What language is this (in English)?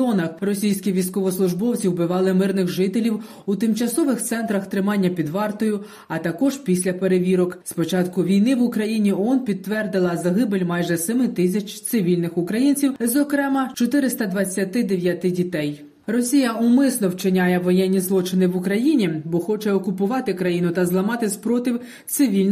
Ukrainian